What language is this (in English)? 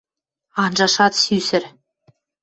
Western Mari